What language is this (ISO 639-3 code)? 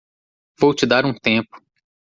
por